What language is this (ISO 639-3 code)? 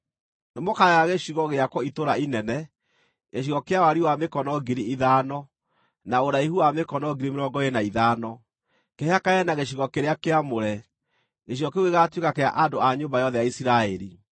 kik